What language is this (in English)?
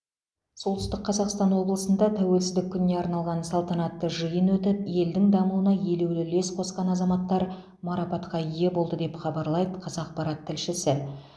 Kazakh